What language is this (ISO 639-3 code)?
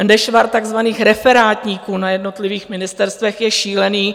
ces